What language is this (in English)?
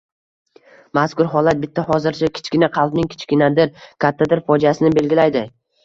Uzbek